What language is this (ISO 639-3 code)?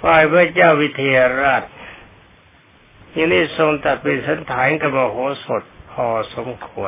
tha